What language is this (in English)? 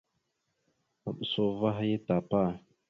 Mada (Cameroon)